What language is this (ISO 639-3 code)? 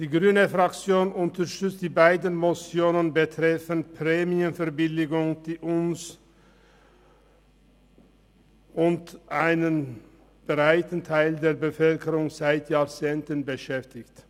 gsw